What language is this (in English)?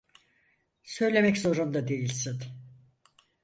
Turkish